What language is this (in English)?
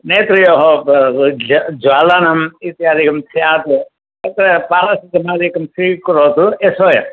Sanskrit